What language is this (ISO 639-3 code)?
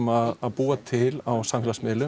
isl